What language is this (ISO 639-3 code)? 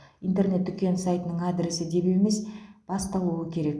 kaz